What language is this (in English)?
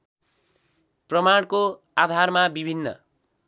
Nepali